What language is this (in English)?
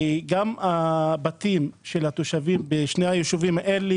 Hebrew